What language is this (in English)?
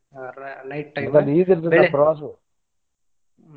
Kannada